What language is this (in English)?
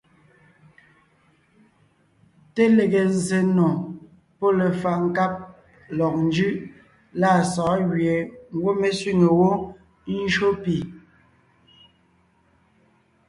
Ngiemboon